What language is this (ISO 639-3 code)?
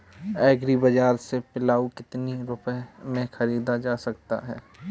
hin